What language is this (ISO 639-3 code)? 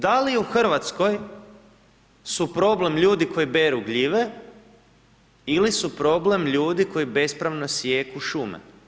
hrv